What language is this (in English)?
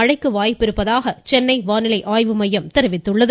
Tamil